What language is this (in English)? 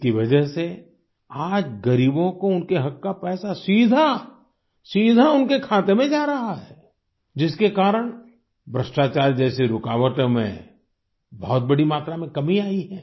Hindi